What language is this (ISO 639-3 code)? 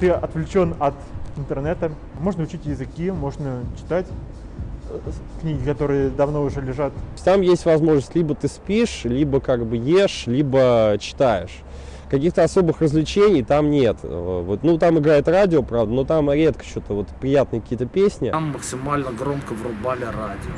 rus